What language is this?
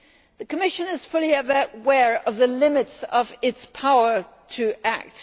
English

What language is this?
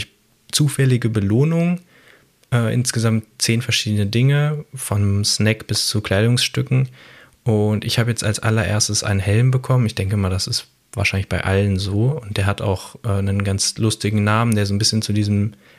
German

